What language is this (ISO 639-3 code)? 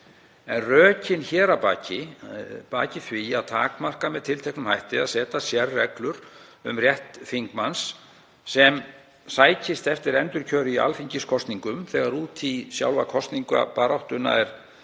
isl